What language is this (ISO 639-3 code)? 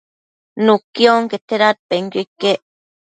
mcf